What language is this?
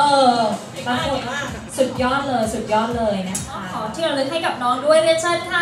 Thai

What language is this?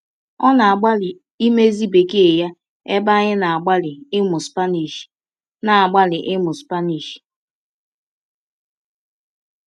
Igbo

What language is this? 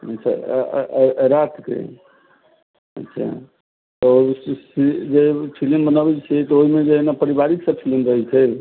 Maithili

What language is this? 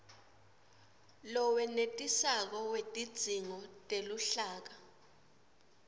Swati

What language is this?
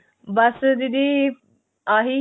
Punjabi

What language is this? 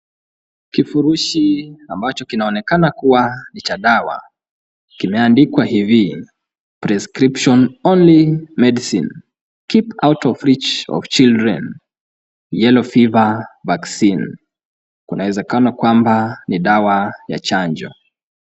Swahili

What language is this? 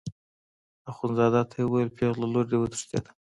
Pashto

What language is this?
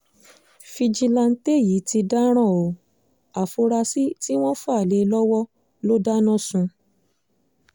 Yoruba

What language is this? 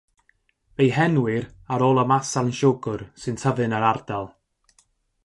Welsh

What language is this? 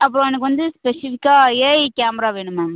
Tamil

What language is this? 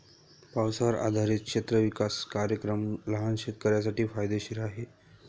Marathi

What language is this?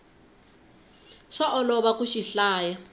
Tsonga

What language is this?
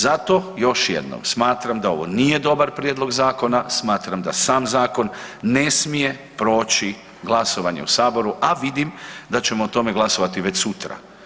Croatian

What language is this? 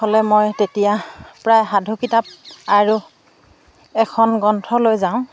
Assamese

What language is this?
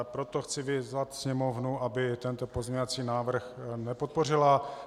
Czech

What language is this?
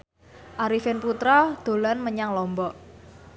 Javanese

